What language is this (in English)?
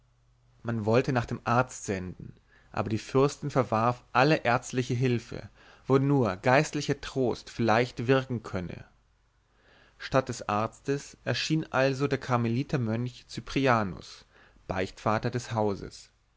German